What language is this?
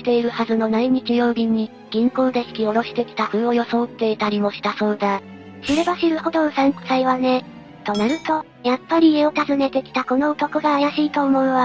Japanese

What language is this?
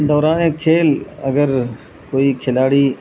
Urdu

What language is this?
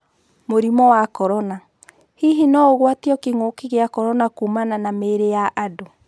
Kikuyu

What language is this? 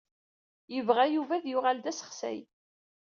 Kabyle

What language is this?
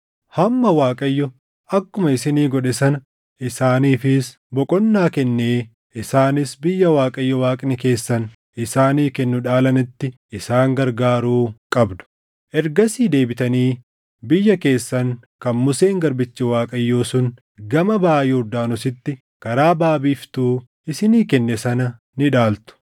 Oromo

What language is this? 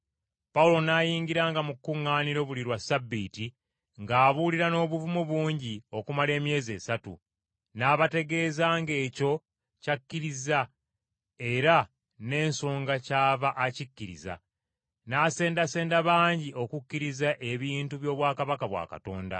Ganda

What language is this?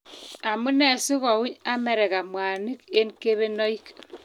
Kalenjin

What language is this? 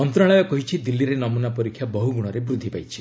Odia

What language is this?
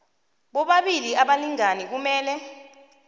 South Ndebele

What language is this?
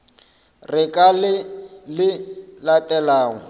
Northern Sotho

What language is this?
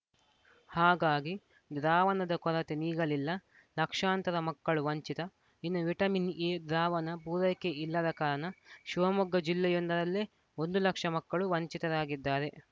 Kannada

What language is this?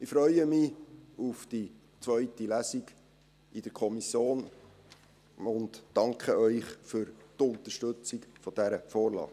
Swiss German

